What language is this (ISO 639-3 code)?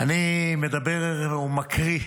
heb